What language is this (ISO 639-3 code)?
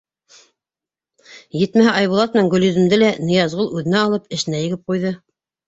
bak